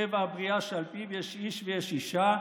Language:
Hebrew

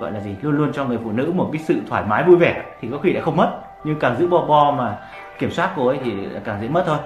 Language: Vietnamese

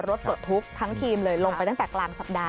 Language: Thai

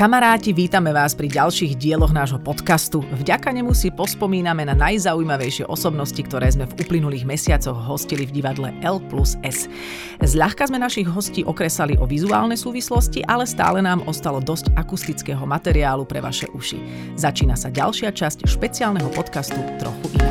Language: Slovak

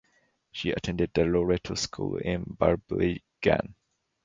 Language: English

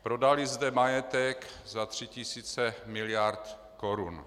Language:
Czech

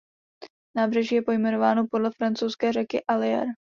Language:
Czech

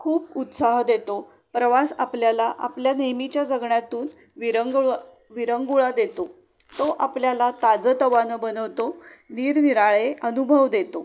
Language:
Marathi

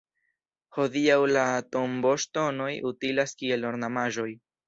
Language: Esperanto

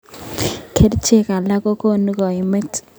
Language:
Kalenjin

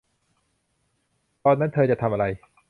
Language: Thai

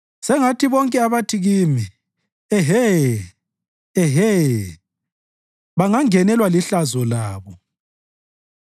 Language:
North Ndebele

